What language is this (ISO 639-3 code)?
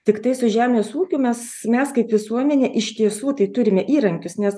lit